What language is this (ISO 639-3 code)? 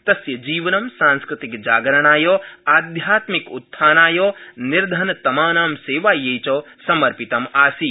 san